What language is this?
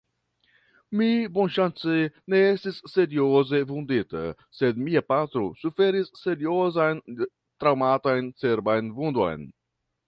Esperanto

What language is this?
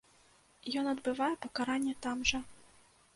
Belarusian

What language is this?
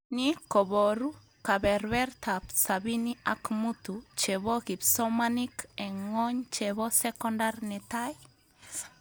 Kalenjin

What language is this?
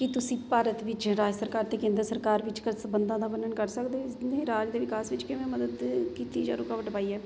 Punjabi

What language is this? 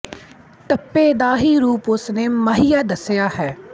Punjabi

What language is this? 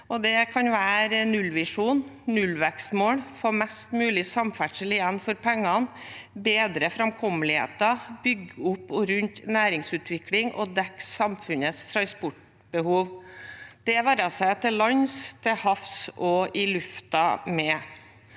Norwegian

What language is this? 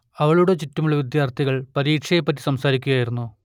Malayalam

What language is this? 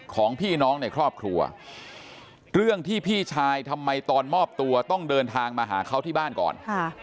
Thai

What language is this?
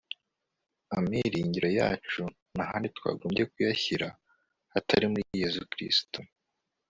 Kinyarwanda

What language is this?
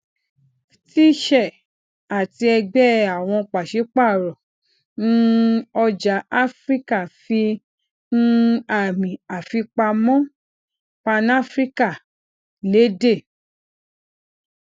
Yoruba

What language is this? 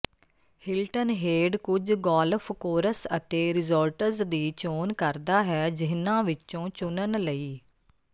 Punjabi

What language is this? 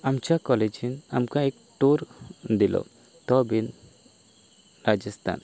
Konkani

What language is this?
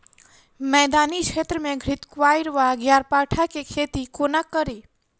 Maithili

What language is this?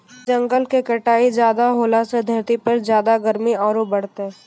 Maithili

